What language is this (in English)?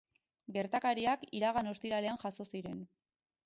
Basque